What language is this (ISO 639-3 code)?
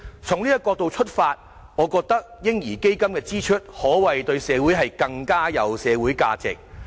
yue